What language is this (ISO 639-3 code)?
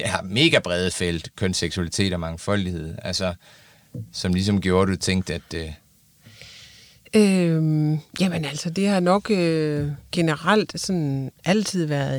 dan